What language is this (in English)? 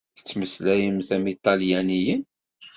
Kabyle